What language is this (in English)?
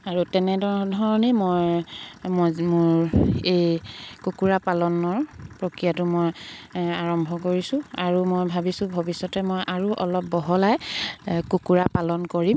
Assamese